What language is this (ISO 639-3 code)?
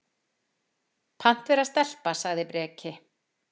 isl